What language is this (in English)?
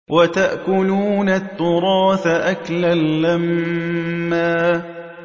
Arabic